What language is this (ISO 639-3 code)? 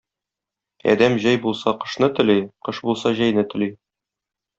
tat